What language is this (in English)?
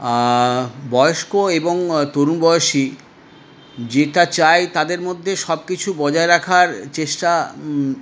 Bangla